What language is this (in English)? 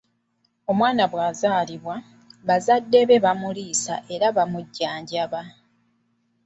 Ganda